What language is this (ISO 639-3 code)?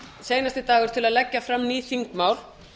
isl